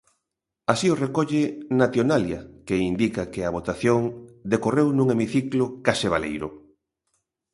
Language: Galician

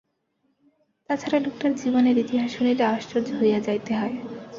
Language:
Bangla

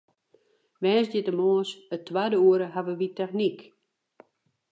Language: Western Frisian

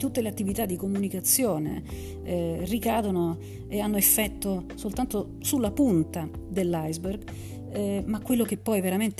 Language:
Italian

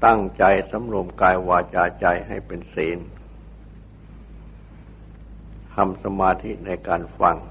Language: Thai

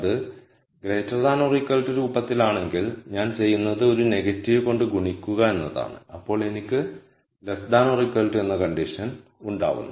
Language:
Malayalam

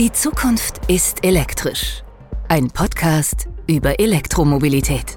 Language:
German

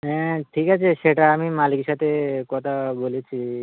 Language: Bangla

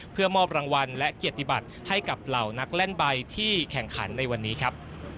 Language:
Thai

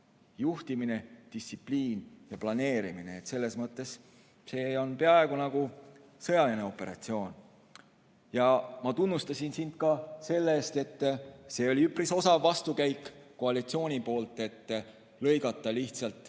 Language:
Estonian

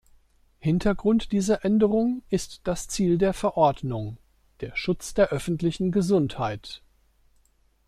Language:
German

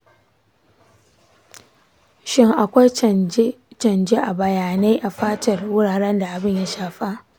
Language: Hausa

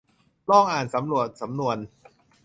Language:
Thai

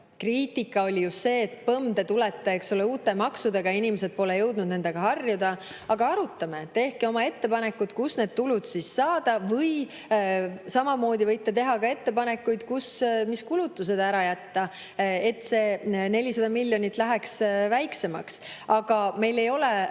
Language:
Estonian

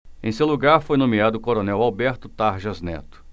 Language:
Portuguese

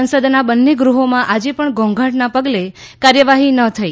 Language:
Gujarati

